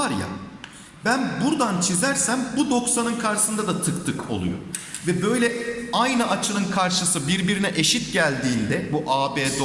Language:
Turkish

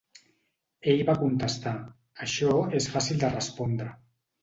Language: Catalan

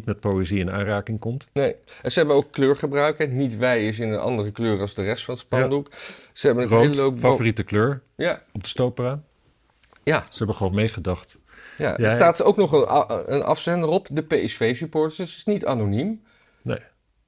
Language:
Dutch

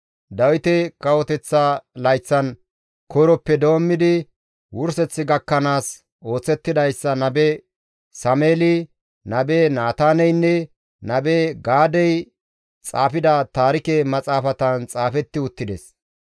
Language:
Gamo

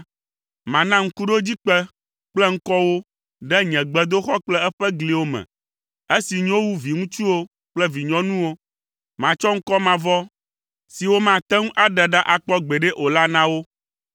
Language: Ewe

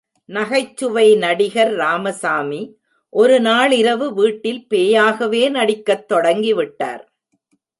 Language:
Tamil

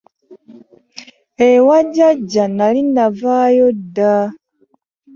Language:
Ganda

